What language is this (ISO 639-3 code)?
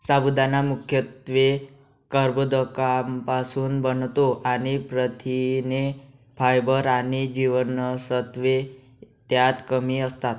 mar